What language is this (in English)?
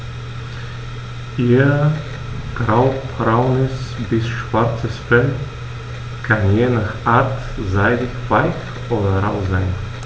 German